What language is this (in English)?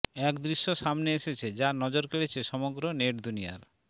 Bangla